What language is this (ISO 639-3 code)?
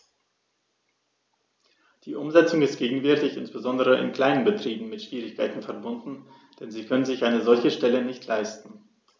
deu